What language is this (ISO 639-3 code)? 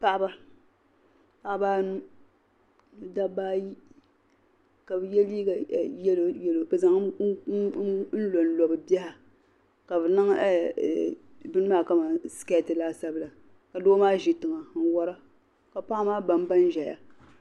dag